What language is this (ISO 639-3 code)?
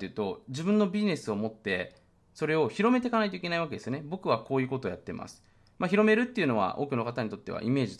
jpn